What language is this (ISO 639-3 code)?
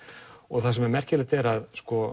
isl